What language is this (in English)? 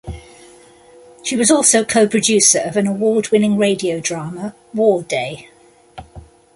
English